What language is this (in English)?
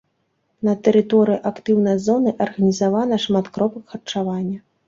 Belarusian